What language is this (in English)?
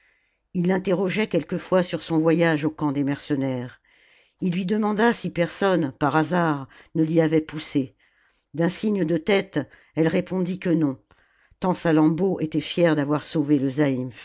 French